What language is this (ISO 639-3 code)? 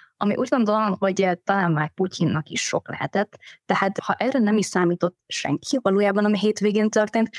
hun